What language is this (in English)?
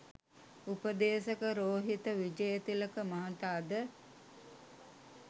Sinhala